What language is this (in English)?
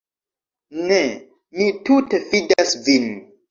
Esperanto